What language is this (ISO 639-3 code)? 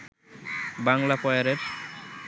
ben